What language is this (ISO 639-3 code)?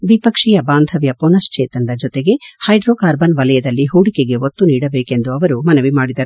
kan